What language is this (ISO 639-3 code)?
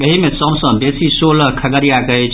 mai